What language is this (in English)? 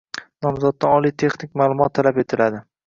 Uzbek